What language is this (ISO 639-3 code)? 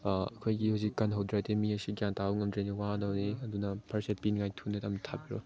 mni